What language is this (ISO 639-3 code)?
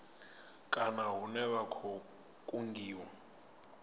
ven